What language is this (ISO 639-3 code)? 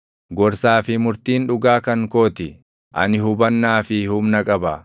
orm